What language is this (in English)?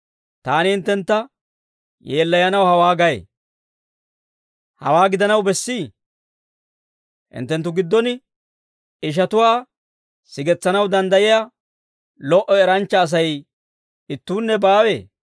Dawro